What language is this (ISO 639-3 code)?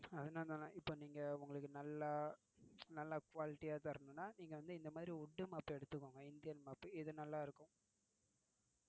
tam